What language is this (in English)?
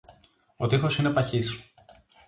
Greek